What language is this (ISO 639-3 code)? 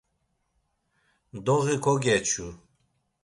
lzz